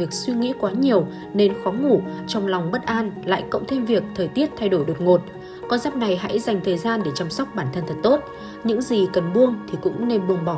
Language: Vietnamese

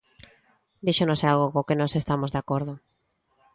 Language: Galician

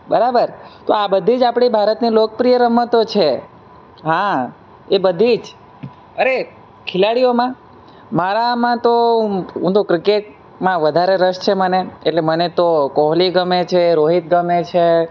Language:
Gujarati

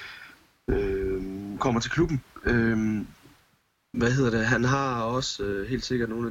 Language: Danish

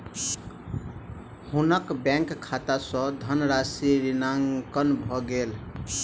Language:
Maithili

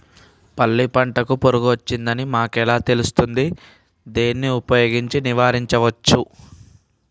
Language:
Telugu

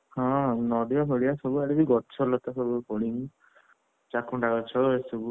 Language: Odia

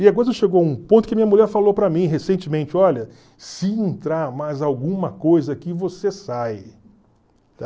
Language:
Portuguese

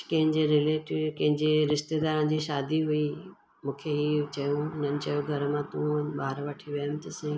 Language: Sindhi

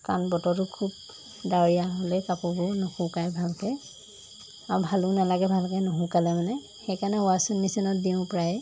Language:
Assamese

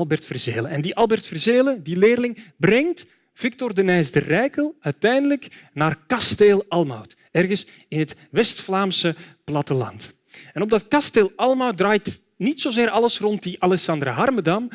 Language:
Dutch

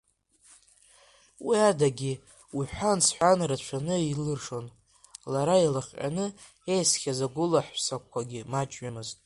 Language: Abkhazian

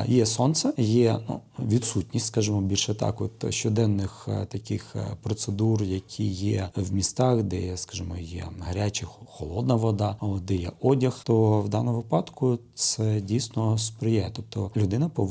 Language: Ukrainian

